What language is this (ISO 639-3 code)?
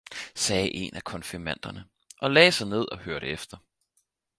dan